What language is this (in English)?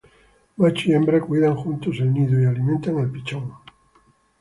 Spanish